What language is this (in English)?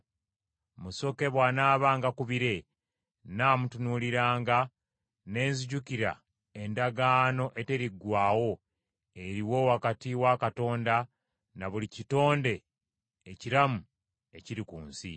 Ganda